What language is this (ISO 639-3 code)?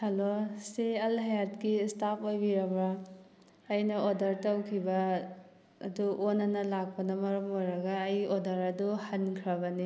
mni